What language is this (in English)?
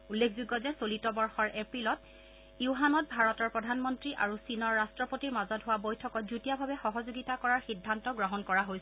Assamese